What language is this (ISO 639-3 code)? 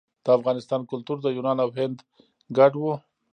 pus